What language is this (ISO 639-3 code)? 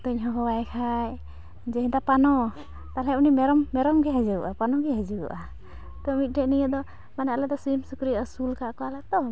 sat